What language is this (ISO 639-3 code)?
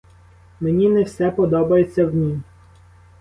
ukr